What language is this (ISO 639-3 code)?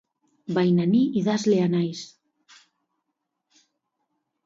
eus